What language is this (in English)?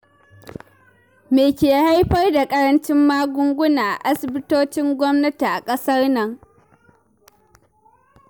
Hausa